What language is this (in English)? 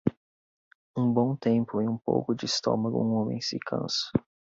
Portuguese